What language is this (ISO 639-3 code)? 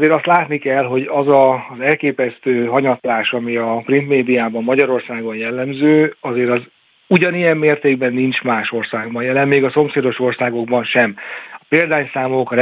hun